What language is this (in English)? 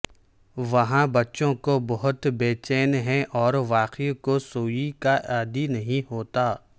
Urdu